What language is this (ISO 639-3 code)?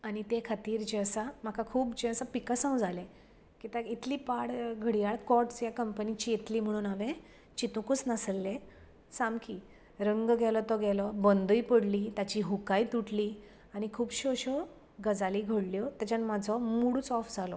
kok